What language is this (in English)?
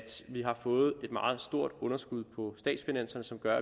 Danish